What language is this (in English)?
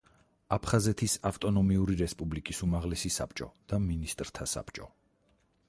Georgian